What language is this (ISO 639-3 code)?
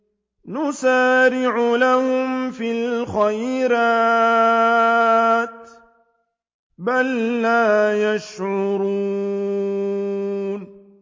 ara